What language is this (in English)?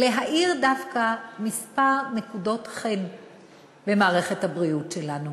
Hebrew